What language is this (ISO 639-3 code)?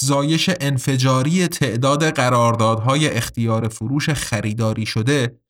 fas